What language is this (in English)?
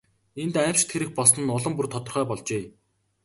Mongolian